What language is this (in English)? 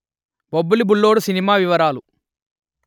Telugu